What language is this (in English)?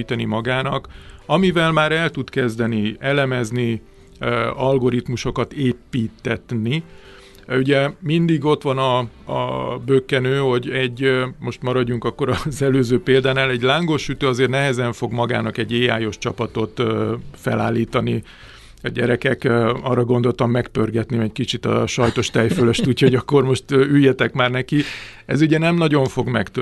Hungarian